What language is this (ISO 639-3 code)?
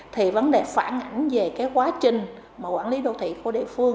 vie